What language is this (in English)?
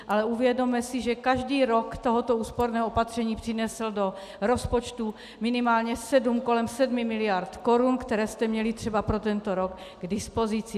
Czech